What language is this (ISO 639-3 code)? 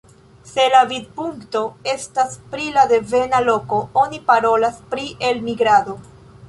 epo